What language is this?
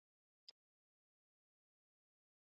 Chinese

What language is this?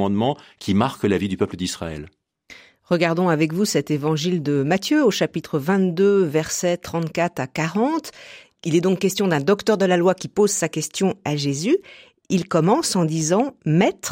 French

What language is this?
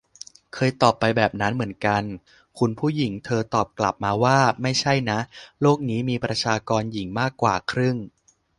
Thai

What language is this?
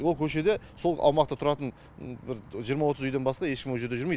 Kazakh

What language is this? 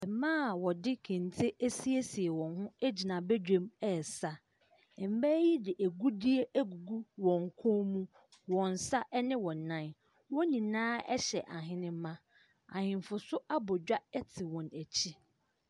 Akan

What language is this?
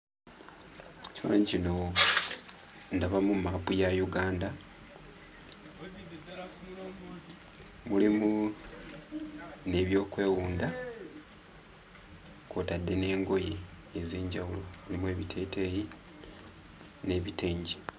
Ganda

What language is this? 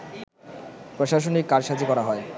Bangla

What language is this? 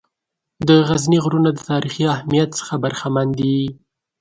Pashto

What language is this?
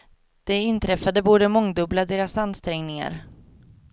Swedish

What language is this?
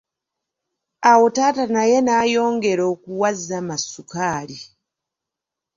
Ganda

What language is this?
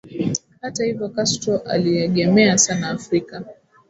Swahili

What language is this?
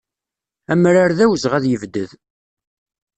Kabyle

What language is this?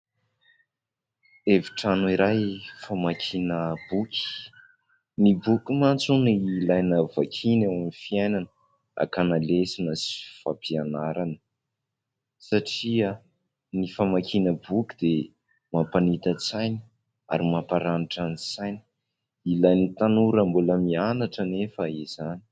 Malagasy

